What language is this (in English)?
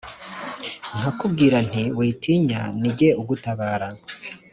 Kinyarwanda